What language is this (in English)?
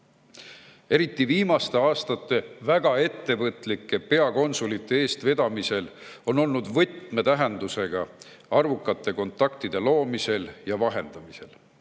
Estonian